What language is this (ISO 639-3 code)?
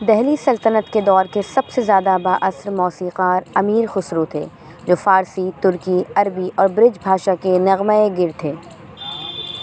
urd